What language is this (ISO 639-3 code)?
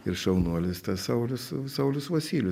lit